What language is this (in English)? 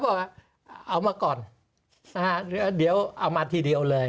Thai